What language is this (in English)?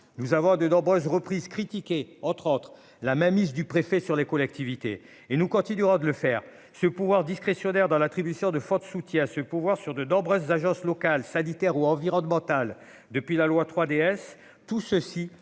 French